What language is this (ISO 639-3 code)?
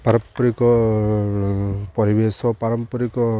ori